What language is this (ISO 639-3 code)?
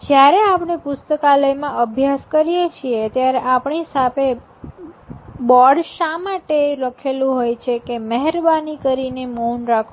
guj